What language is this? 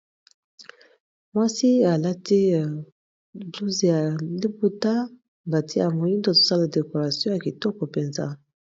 Lingala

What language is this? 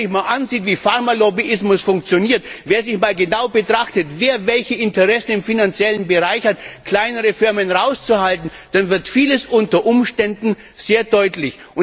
German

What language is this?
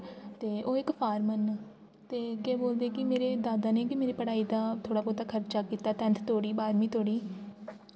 Dogri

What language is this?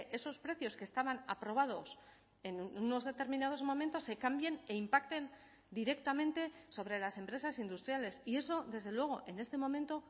Spanish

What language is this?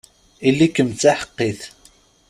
Kabyle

